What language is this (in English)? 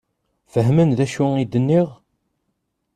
Kabyle